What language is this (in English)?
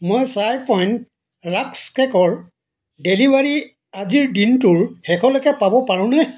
Assamese